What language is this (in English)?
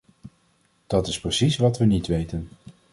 Dutch